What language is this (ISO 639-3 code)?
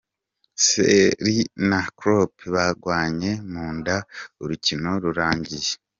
kin